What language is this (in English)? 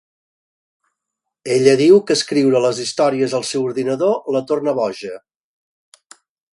Catalan